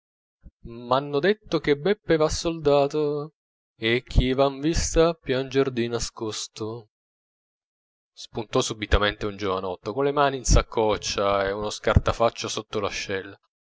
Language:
Italian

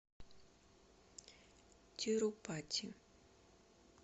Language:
Russian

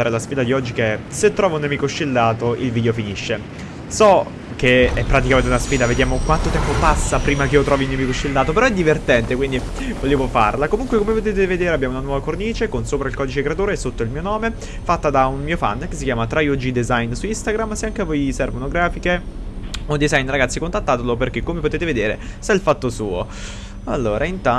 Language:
Italian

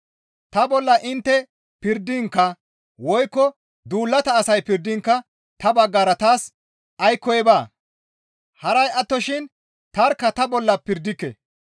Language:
Gamo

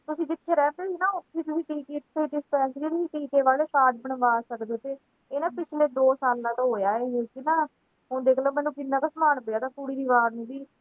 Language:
Punjabi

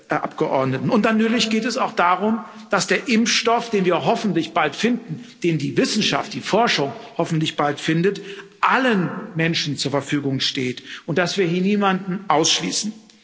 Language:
German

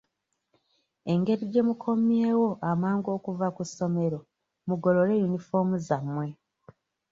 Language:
Ganda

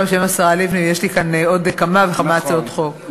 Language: Hebrew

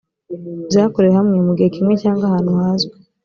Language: Kinyarwanda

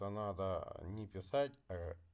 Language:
Russian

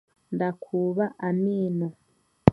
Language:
Chiga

